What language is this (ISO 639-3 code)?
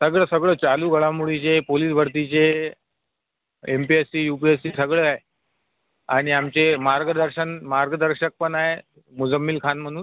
mar